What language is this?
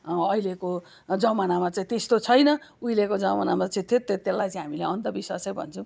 Nepali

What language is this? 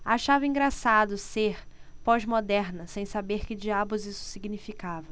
Portuguese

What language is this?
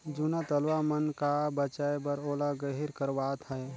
Chhattisgarhi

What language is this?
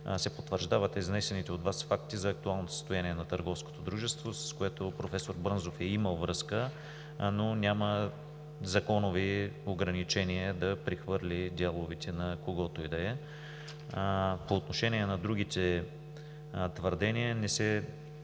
Bulgarian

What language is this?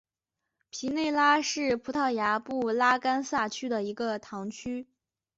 Chinese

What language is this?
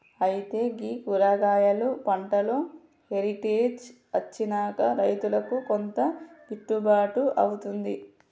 Telugu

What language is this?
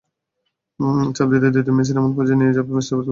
Bangla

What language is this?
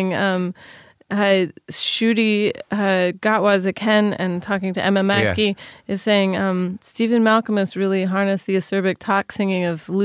English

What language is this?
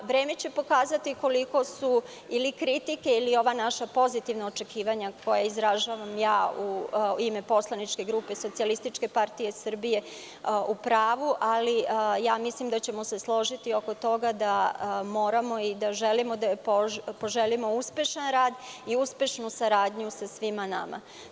Serbian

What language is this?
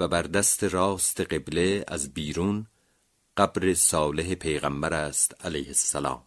Persian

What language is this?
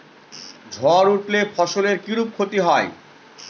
Bangla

